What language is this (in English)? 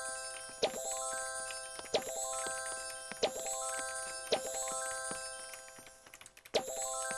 Korean